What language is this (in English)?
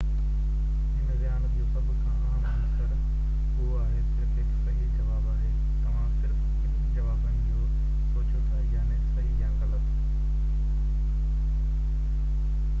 Sindhi